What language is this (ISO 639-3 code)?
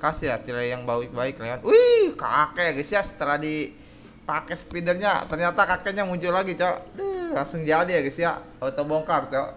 ind